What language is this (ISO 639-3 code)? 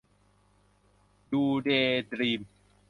tha